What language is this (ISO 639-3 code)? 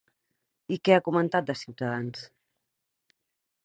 cat